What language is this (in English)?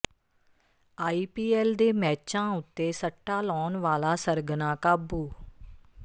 Punjabi